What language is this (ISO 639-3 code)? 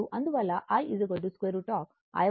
tel